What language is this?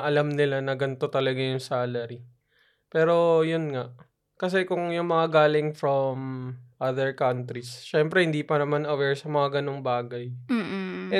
Filipino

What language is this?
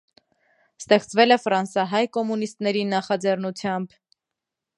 Armenian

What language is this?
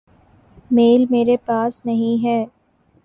Urdu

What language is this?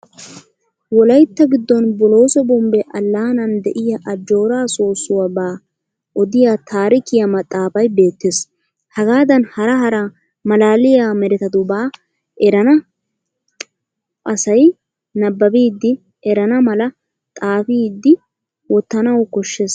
Wolaytta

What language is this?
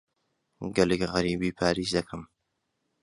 Central Kurdish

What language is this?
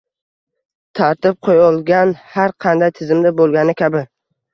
Uzbek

